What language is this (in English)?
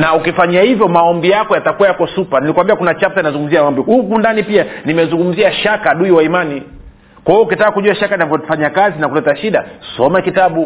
Swahili